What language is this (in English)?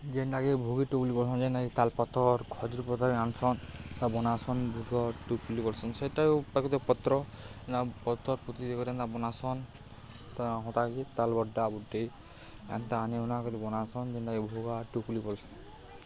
Odia